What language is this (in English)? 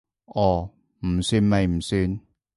Cantonese